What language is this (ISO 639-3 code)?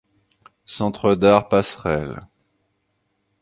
fra